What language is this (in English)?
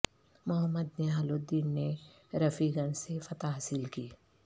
Urdu